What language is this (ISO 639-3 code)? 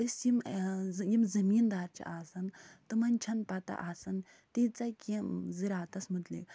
kas